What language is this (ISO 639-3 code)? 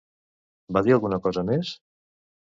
cat